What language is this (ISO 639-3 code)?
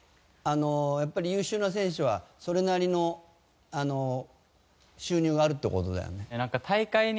jpn